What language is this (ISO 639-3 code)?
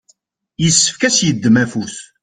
kab